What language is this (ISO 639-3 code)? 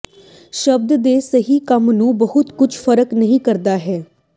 pan